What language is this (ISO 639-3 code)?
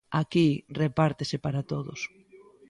glg